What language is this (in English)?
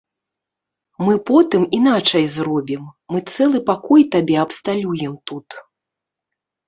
Belarusian